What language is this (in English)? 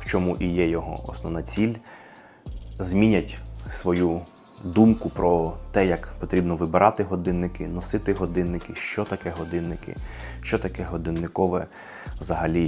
Ukrainian